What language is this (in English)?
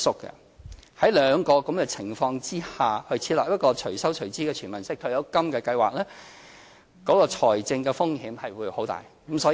Cantonese